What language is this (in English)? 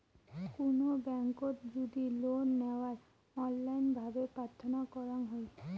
Bangla